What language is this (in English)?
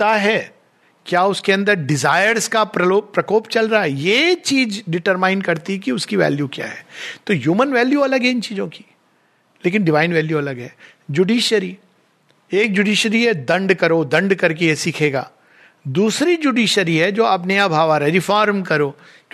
Hindi